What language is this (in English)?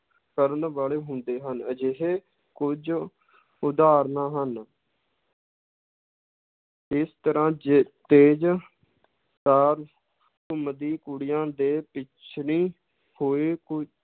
Punjabi